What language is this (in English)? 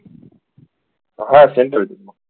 Gujarati